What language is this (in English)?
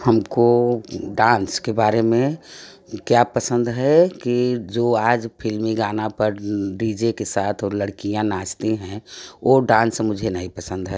Hindi